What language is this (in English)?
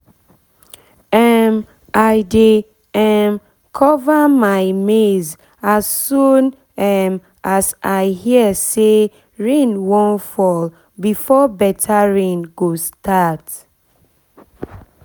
Nigerian Pidgin